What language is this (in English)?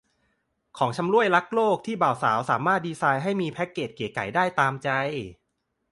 Thai